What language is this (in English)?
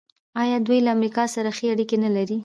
Pashto